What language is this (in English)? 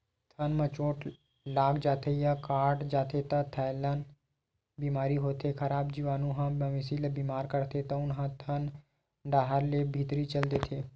Chhattisgarhi